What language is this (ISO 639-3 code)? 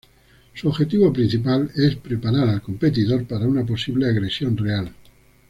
spa